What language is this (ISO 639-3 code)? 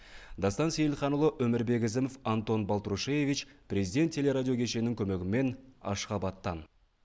kaz